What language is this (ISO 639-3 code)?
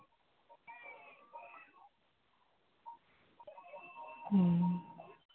sat